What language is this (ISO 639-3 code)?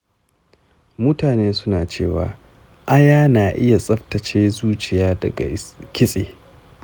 hau